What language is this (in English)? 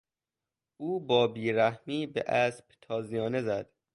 Persian